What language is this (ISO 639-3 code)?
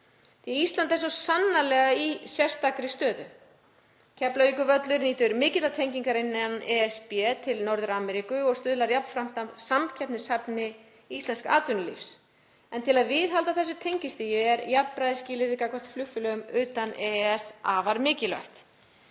isl